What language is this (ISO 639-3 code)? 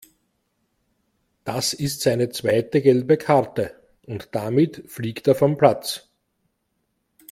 deu